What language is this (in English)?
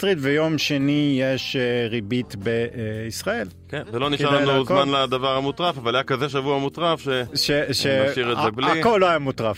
Hebrew